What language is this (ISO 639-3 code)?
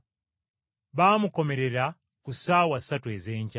lug